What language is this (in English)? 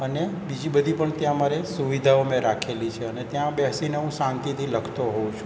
Gujarati